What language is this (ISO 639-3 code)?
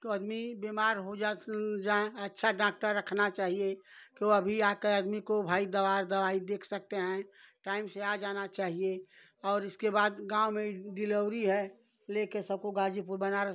hin